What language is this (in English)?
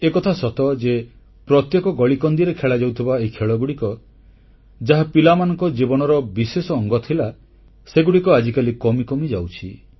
Odia